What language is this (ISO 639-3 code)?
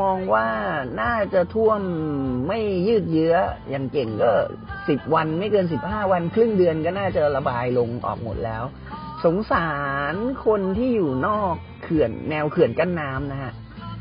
tha